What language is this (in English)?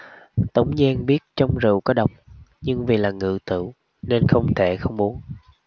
Vietnamese